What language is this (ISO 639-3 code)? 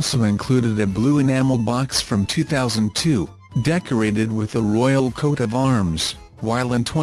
eng